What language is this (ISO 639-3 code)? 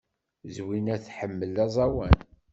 kab